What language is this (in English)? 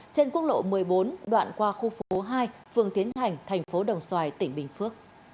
Vietnamese